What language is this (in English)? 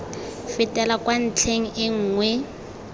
Tswana